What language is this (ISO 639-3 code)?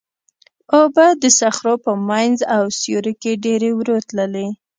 pus